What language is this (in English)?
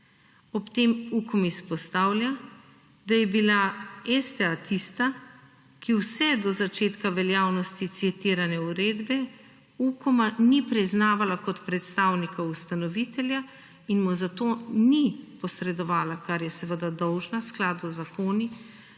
Slovenian